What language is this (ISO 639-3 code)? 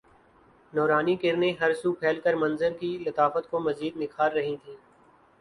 urd